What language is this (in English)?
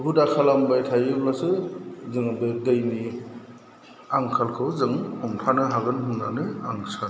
Bodo